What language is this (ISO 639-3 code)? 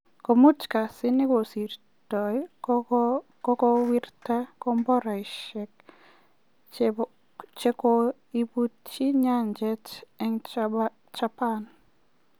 kln